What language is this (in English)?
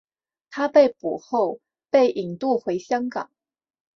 Chinese